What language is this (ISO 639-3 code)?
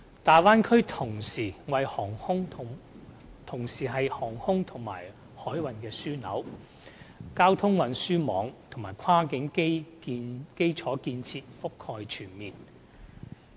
yue